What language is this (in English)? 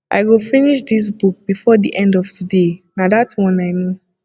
Nigerian Pidgin